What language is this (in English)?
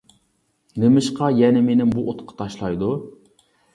Uyghur